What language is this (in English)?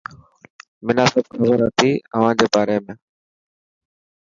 Dhatki